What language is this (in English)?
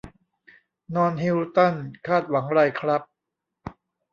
Thai